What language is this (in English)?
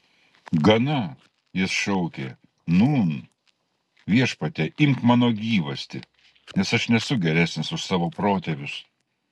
Lithuanian